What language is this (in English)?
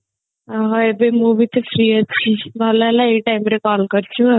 Odia